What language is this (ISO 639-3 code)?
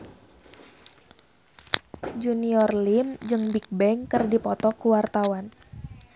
sun